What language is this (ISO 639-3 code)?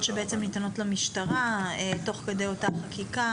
heb